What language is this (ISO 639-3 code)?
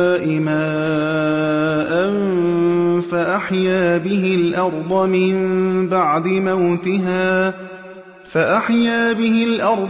ara